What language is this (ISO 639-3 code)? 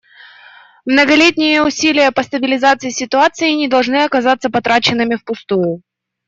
rus